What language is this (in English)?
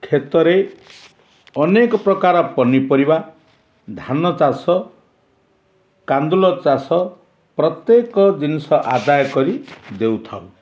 Odia